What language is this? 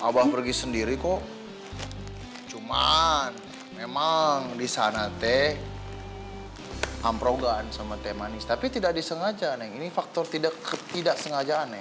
Indonesian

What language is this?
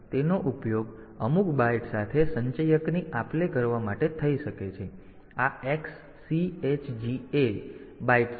Gujarati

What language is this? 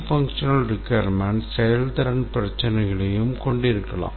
Tamil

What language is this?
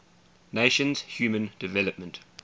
English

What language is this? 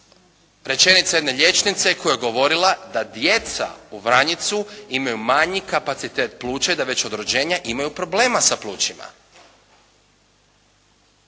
Croatian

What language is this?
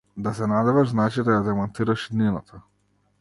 Macedonian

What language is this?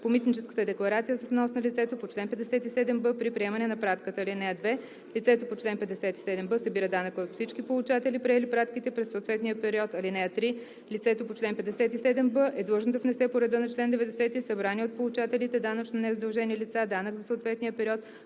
Bulgarian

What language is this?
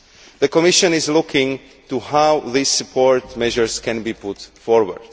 English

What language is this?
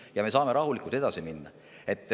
Estonian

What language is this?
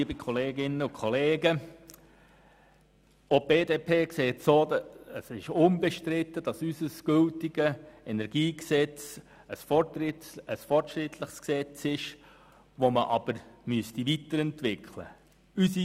Swiss German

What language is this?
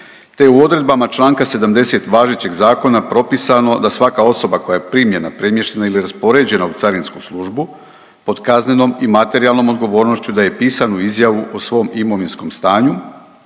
Croatian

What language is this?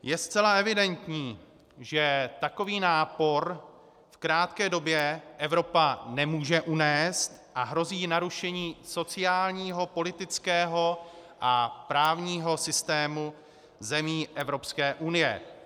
Czech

